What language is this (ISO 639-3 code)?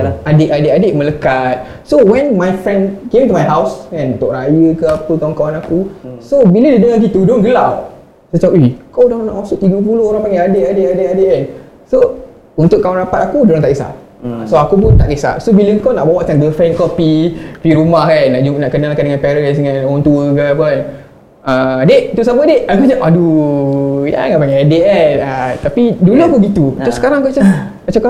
msa